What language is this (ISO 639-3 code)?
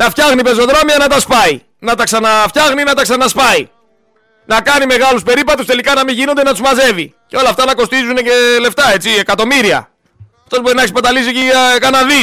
ell